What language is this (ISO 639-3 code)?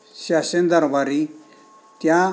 mar